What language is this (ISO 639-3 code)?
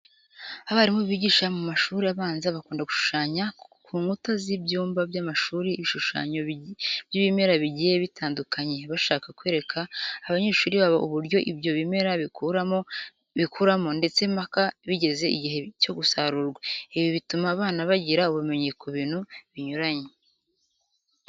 kin